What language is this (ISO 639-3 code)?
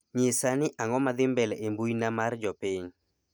luo